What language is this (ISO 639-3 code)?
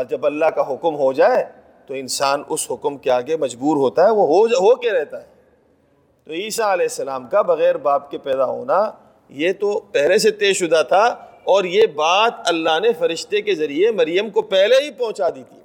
urd